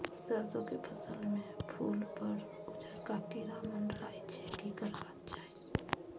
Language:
Maithili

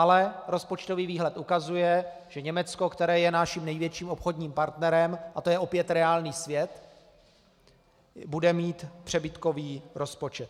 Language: Czech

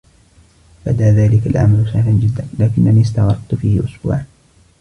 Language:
Arabic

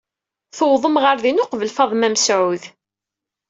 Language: Kabyle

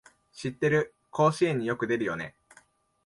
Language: Japanese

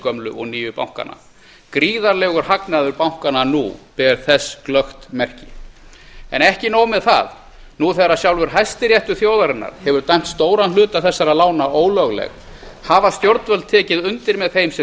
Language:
Icelandic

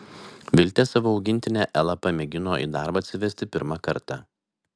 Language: Lithuanian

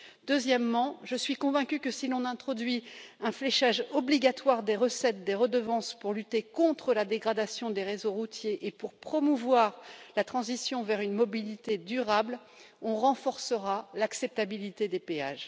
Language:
French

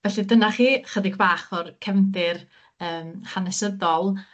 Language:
Welsh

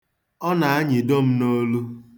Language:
Igbo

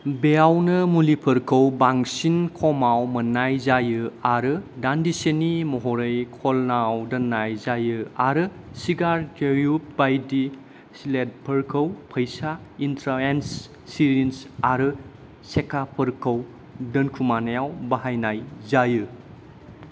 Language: Bodo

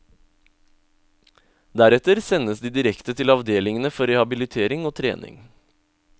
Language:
Norwegian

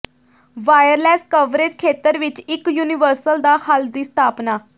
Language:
Punjabi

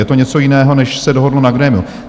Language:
Czech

